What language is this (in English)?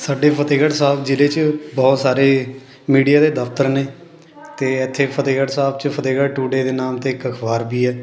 Punjabi